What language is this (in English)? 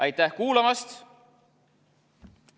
Estonian